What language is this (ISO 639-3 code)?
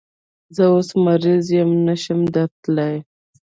pus